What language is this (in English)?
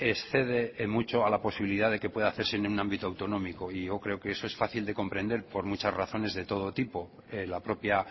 Spanish